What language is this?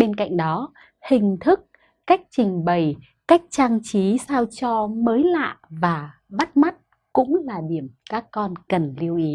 Vietnamese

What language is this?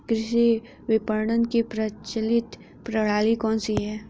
Hindi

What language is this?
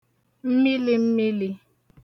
Igbo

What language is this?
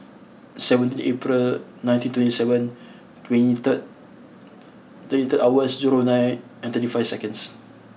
English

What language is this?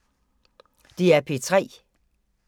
Danish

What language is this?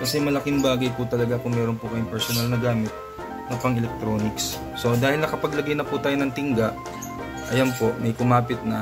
Filipino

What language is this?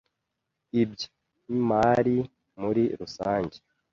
Kinyarwanda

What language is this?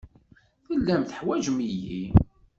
Kabyle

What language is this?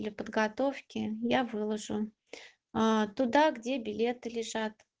Russian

